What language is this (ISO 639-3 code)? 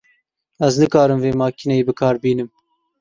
kur